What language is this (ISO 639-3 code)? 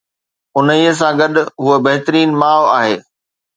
snd